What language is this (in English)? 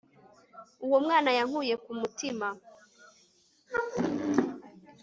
Kinyarwanda